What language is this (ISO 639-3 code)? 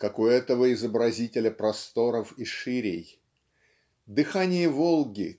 rus